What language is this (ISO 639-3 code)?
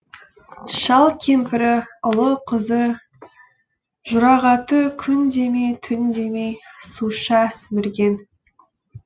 kaz